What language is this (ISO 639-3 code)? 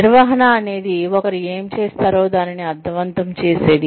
tel